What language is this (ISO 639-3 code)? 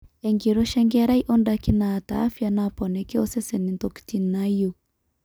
mas